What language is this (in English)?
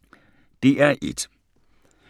Danish